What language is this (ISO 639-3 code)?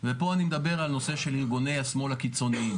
heb